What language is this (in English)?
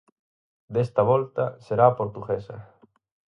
Galician